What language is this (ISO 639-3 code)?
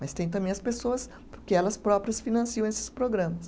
por